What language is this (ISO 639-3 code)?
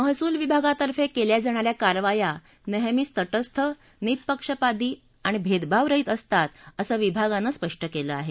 mar